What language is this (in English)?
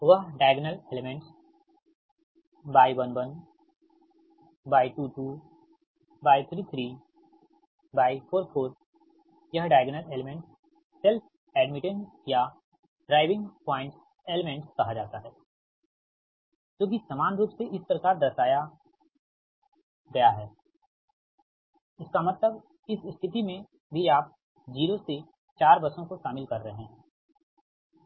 Hindi